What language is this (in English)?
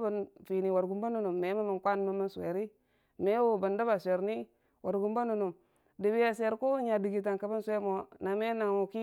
Dijim-Bwilim